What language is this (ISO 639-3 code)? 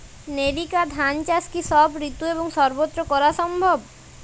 ben